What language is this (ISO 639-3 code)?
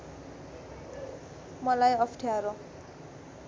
nep